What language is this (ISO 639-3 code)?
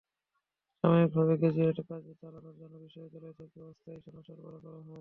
ben